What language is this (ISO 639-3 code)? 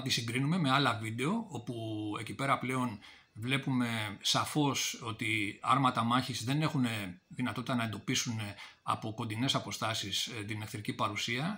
ell